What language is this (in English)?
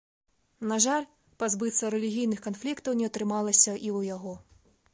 Belarusian